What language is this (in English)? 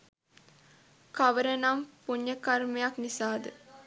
Sinhala